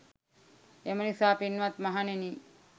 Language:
Sinhala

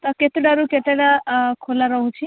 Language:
Odia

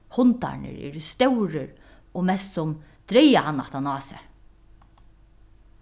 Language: Faroese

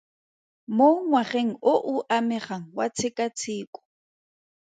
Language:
Tswana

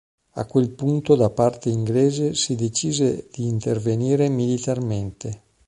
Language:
Italian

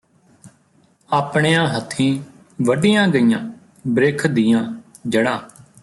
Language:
Punjabi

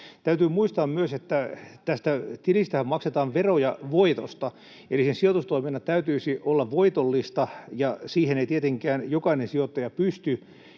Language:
Finnish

